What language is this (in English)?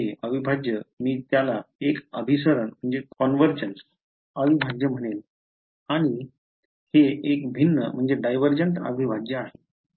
Marathi